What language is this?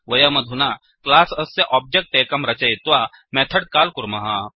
Sanskrit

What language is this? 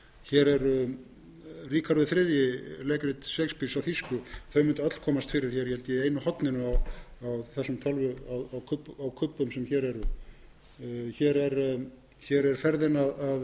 Icelandic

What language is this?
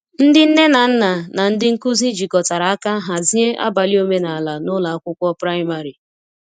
Igbo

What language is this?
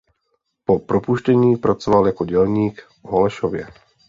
Czech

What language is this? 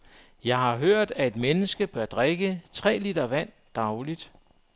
Danish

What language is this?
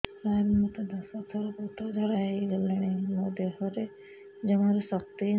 Odia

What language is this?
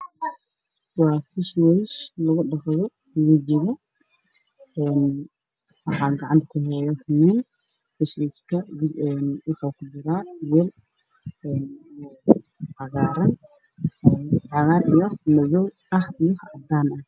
Somali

